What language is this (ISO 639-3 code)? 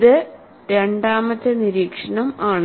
mal